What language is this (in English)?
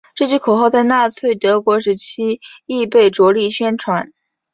Chinese